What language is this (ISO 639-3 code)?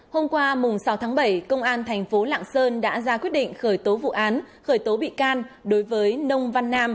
vie